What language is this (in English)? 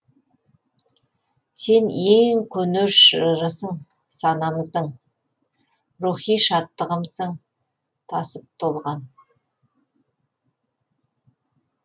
Kazakh